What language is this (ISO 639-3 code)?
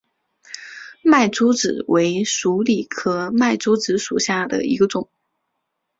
zho